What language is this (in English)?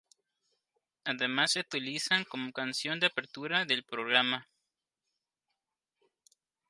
Spanish